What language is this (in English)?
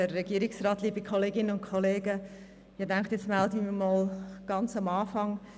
Swiss German